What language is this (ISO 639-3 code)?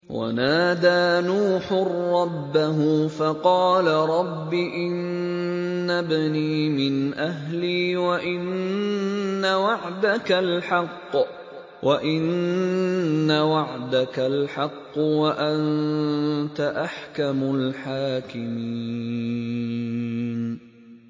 ara